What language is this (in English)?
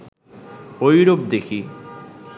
Bangla